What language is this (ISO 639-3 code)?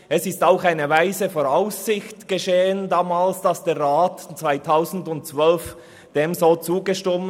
gsw